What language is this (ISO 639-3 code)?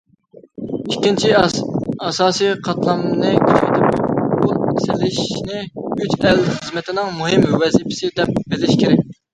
uig